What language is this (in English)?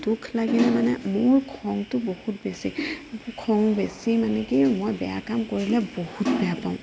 Assamese